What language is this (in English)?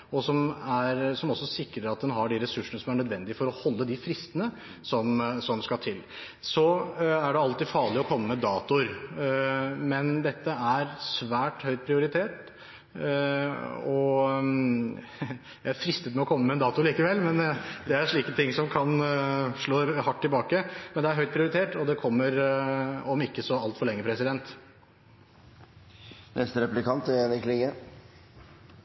Norwegian